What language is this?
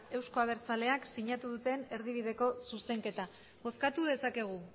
Basque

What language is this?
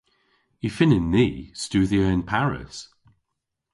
Cornish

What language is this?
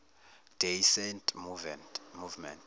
Zulu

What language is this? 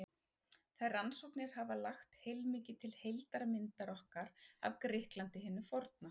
Icelandic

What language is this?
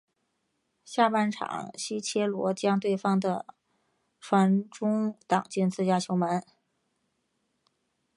Chinese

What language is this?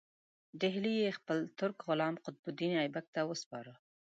Pashto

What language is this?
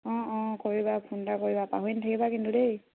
Assamese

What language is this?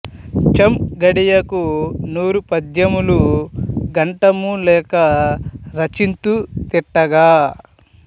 Telugu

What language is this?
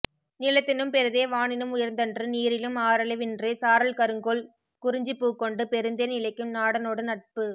Tamil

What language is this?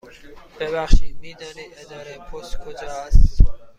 Persian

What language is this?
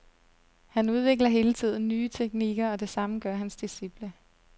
Danish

